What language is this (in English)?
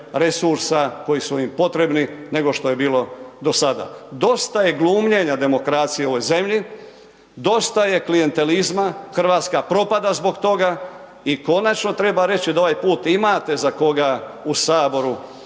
Croatian